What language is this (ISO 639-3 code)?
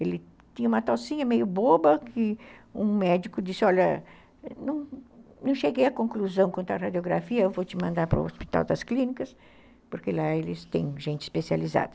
por